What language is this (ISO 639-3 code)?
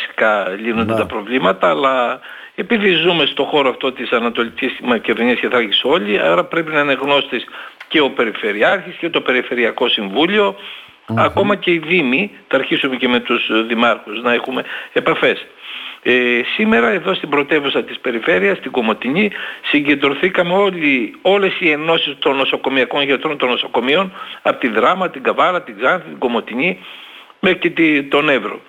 ell